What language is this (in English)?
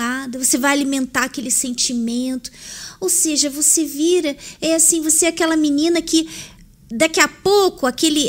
Portuguese